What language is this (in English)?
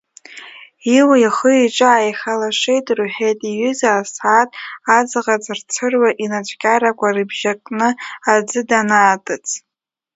Abkhazian